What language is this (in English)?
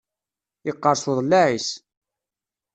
Kabyle